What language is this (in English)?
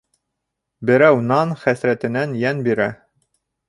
Bashkir